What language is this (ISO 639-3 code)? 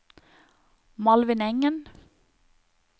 nor